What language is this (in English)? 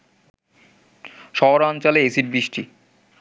Bangla